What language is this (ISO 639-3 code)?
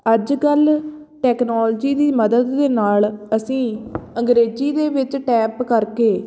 pan